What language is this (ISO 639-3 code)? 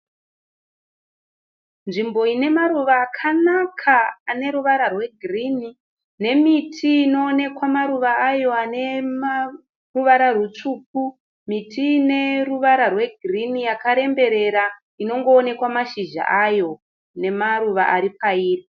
sna